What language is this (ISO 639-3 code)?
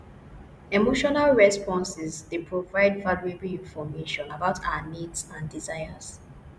pcm